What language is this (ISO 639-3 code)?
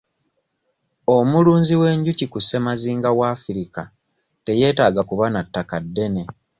lug